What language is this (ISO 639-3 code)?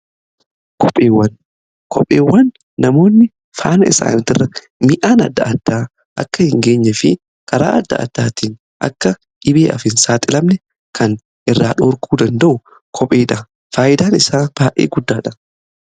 orm